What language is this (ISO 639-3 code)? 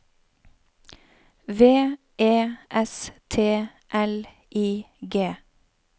nor